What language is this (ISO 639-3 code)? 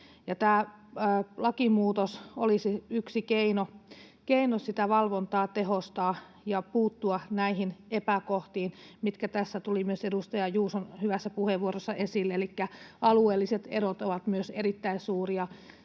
fin